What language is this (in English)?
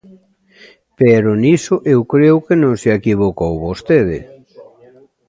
Galician